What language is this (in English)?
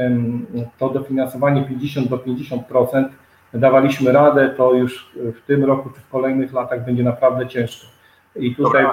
Polish